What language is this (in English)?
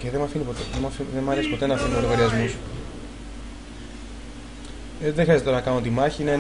Greek